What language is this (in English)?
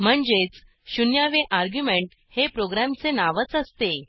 Marathi